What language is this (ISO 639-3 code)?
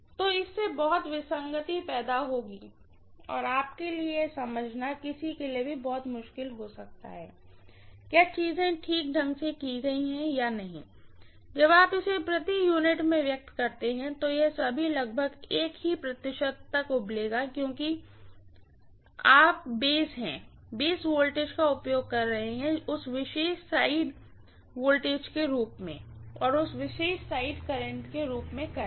hin